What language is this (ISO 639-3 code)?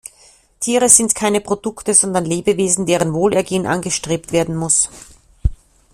deu